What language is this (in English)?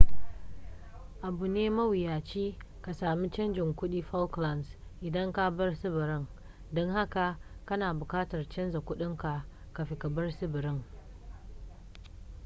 Hausa